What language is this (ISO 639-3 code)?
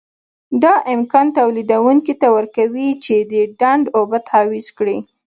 pus